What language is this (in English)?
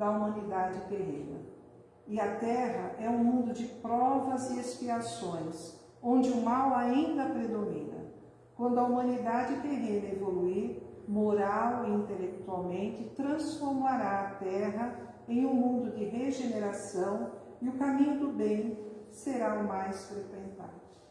Portuguese